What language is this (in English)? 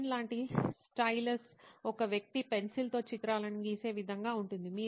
Telugu